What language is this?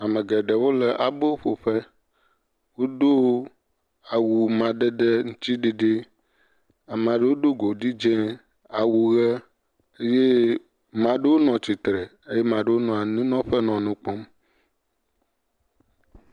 Ewe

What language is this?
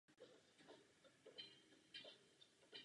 Czech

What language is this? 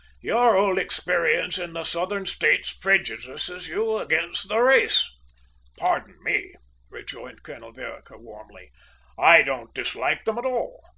English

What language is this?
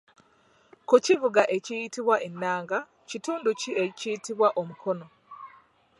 Ganda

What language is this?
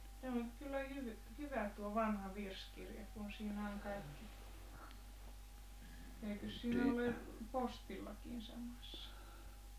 Finnish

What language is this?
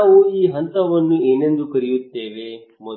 Kannada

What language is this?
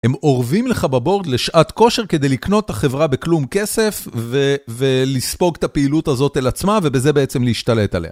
Hebrew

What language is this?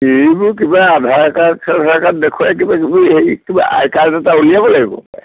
Assamese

